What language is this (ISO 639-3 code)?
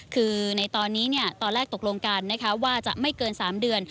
tha